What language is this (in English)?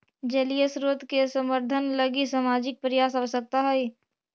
Magahi